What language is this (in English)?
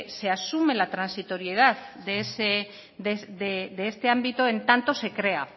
Spanish